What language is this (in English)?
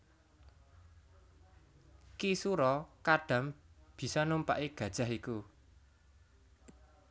Javanese